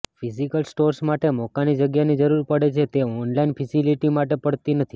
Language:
Gujarati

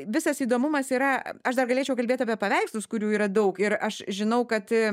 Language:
Lithuanian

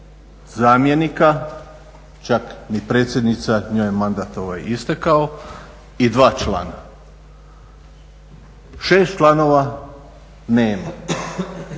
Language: Croatian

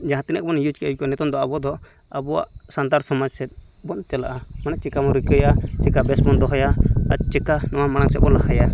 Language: Santali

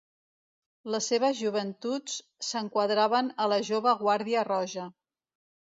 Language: Catalan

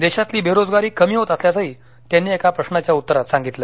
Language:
Marathi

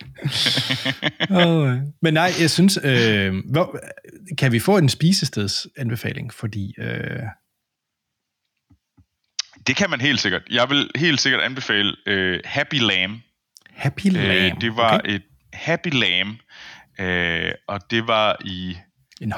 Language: Danish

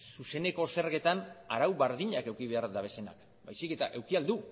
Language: Basque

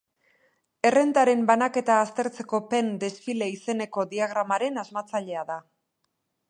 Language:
Basque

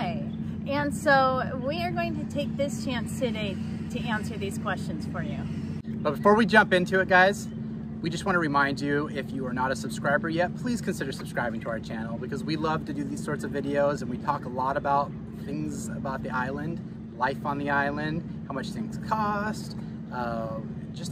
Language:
English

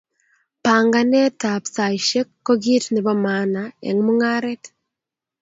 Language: Kalenjin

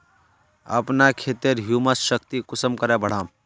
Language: Magahi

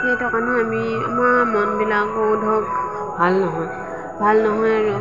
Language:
Assamese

